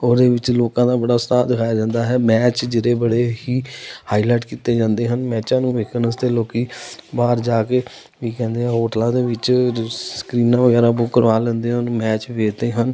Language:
Punjabi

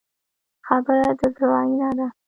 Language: Pashto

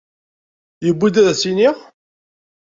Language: Kabyle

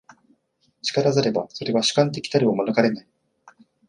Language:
Japanese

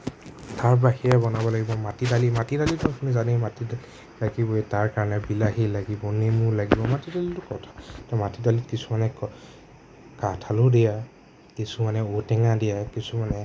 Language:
Assamese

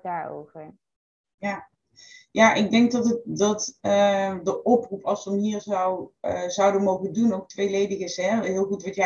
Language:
Dutch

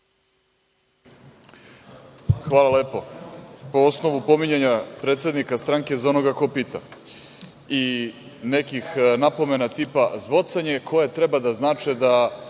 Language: Serbian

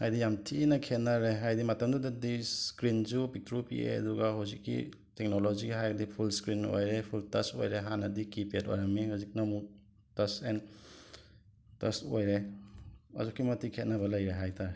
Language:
Manipuri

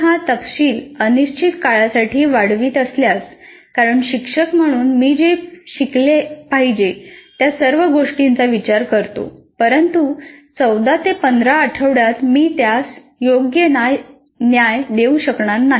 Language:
Marathi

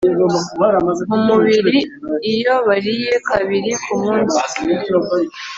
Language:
Kinyarwanda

